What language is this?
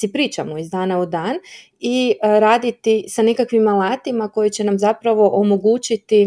Croatian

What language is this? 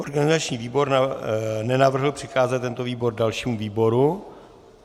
Czech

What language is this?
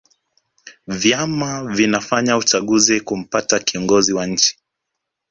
Swahili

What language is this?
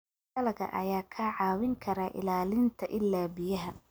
Somali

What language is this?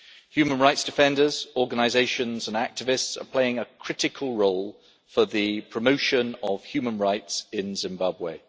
English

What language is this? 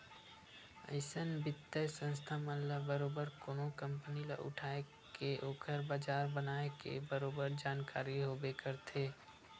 Chhattisgarhi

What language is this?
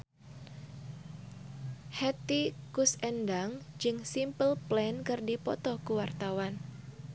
Sundanese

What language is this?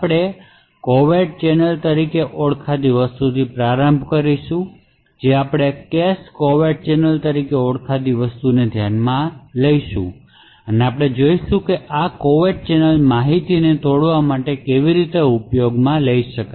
Gujarati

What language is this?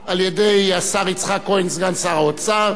Hebrew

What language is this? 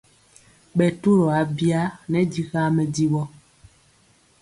Mpiemo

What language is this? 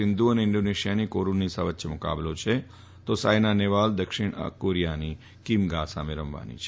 Gujarati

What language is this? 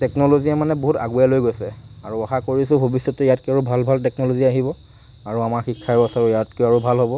Assamese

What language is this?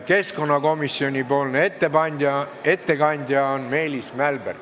Estonian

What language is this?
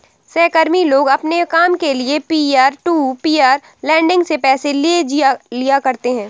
Hindi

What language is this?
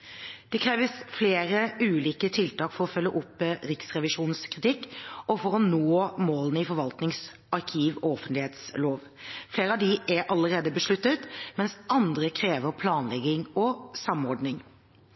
Norwegian Bokmål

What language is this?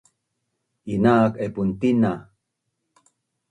Bunun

